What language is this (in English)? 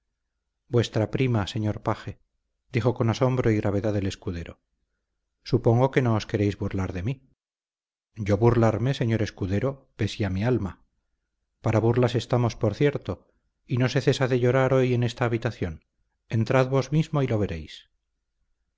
Spanish